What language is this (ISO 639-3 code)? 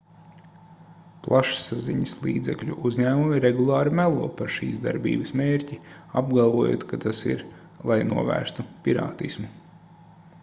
lav